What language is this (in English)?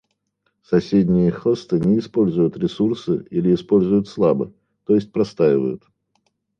Russian